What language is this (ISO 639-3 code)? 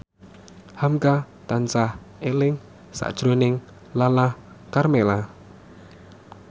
jav